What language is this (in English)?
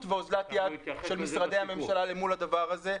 Hebrew